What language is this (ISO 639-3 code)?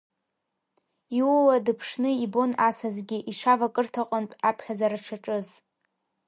abk